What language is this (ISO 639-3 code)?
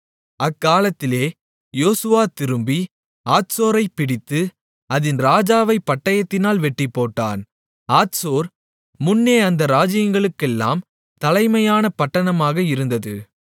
tam